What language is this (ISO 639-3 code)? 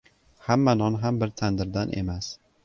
uzb